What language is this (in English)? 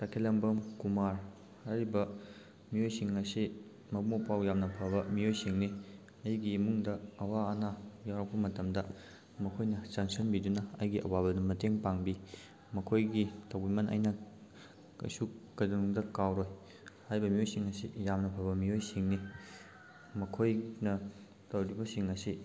Manipuri